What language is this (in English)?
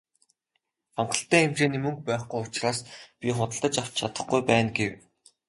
Mongolian